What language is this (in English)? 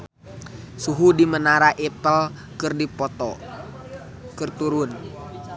Sundanese